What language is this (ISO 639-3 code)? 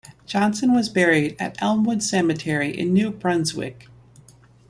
eng